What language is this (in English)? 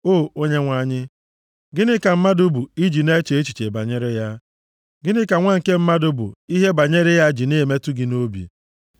Igbo